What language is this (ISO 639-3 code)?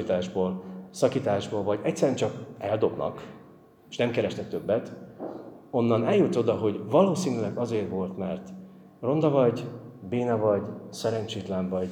hun